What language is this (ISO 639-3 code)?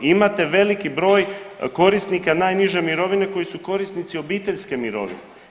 hrv